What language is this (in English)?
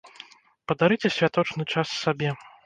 Belarusian